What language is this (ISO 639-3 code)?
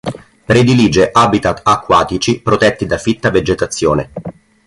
ita